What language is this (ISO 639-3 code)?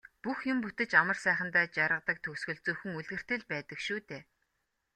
mon